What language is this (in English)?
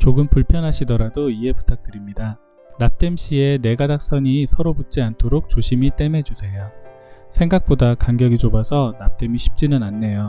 Korean